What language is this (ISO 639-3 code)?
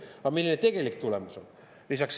est